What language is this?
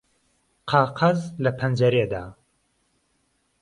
Central Kurdish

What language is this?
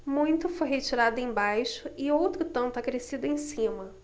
Portuguese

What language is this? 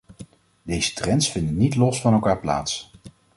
Dutch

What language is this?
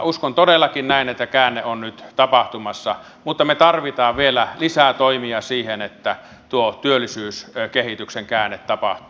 Finnish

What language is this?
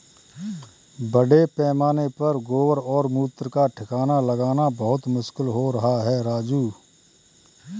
Hindi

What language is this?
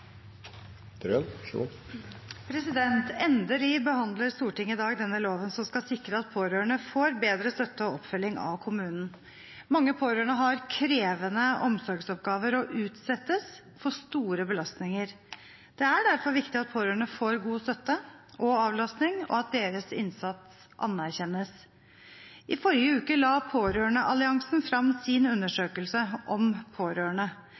Norwegian Bokmål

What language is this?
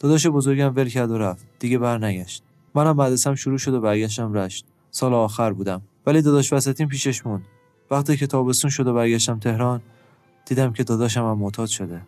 Persian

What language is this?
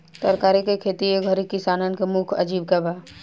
Bhojpuri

